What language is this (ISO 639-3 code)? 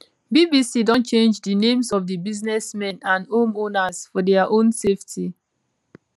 pcm